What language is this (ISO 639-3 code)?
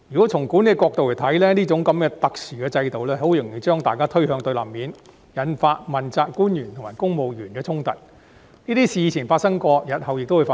yue